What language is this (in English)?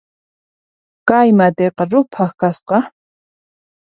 Puno Quechua